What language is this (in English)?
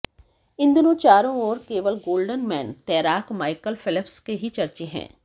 Hindi